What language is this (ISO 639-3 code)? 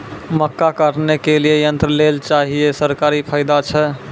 mai